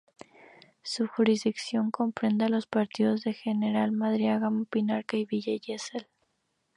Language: Spanish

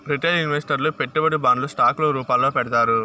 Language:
Telugu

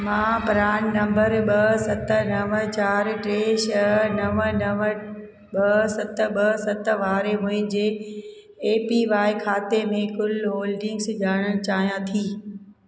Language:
Sindhi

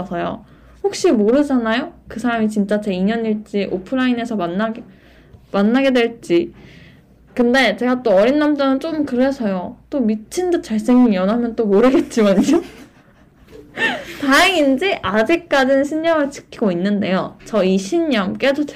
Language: Korean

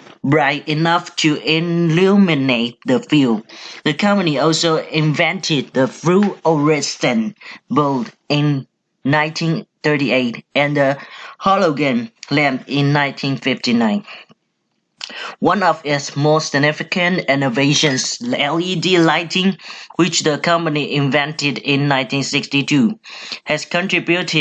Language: English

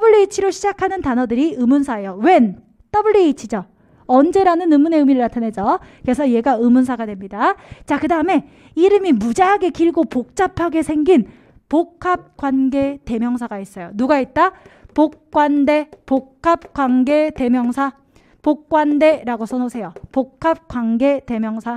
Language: Korean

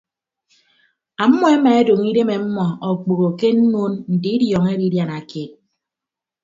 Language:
Ibibio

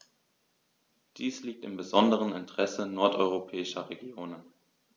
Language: German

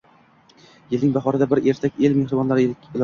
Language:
Uzbek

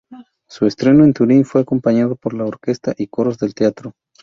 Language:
Spanish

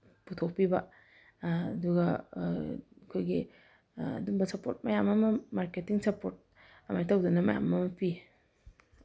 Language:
Manipuri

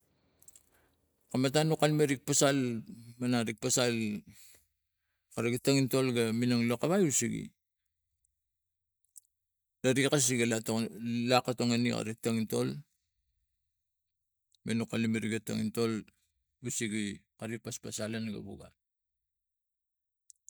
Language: Tigak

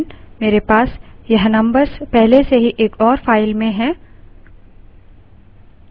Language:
Hindi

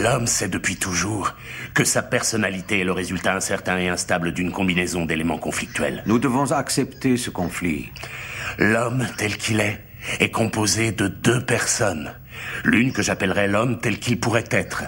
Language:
French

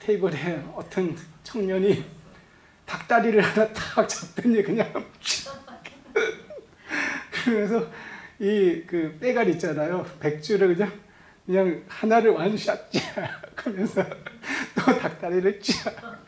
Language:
Korean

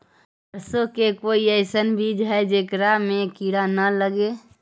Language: Magahi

